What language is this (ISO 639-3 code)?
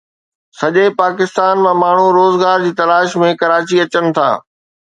snd